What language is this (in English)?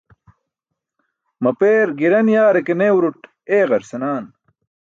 Burushaski